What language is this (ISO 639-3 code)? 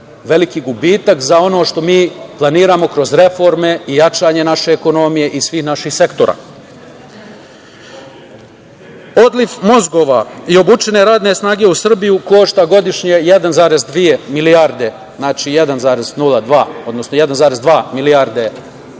srp